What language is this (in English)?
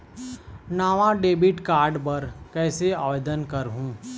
Chhattisgarhi